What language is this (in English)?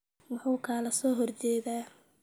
Somali